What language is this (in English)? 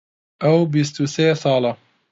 Central Kurdish